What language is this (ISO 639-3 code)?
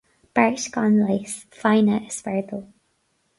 gle